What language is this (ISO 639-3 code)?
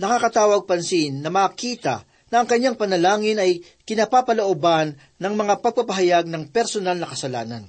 fil